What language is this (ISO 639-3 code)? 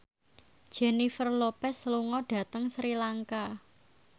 jav